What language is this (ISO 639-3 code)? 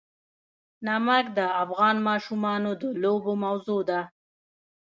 pus